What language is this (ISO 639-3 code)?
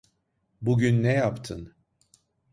tur